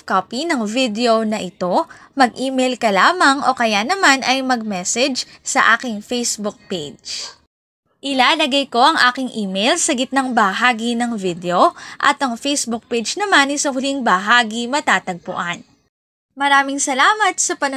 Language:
Filipino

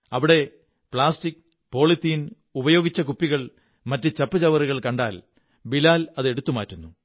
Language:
Malayalam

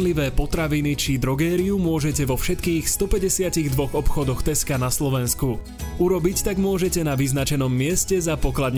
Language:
Slovak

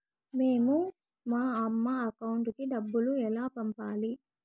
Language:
Telugu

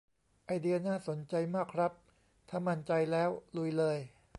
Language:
Thai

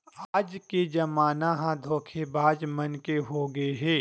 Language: Chhattisgarhi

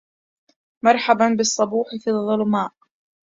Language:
Arabic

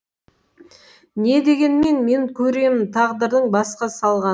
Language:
Kazakh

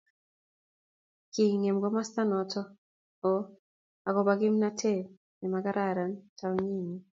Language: Kalenjin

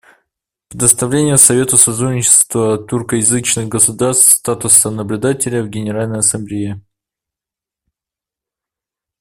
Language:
Russian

